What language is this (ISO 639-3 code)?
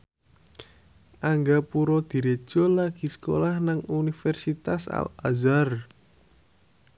jav